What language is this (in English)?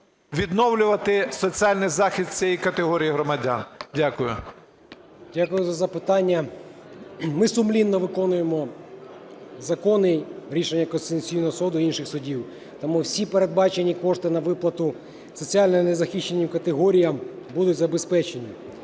Ukrainian